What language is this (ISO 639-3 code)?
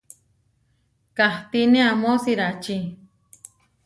var